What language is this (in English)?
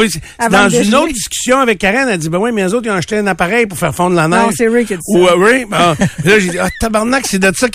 French